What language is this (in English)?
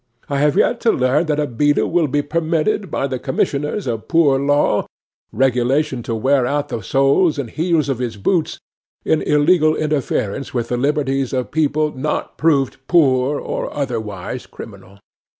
English